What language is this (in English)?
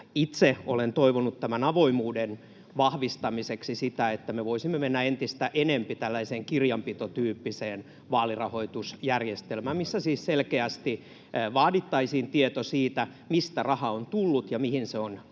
Finnish